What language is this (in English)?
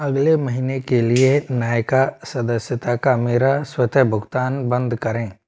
Hindi